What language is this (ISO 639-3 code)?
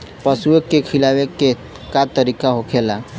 bho